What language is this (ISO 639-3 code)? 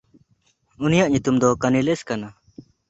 sat